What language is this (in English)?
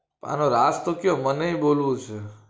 Gujarati